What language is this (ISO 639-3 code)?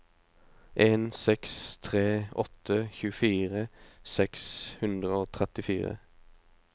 nor